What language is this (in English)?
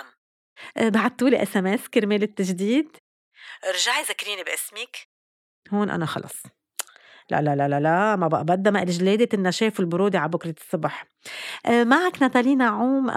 Arabic